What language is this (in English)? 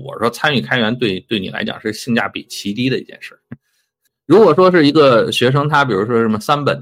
Chinese